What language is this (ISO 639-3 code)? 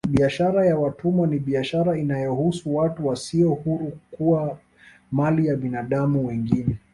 swa